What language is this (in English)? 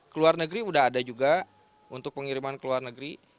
Indonesian